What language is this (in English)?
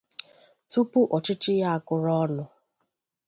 Igbo